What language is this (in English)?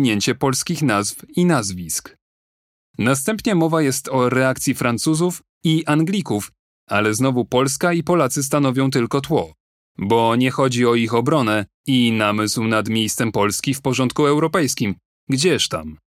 Polish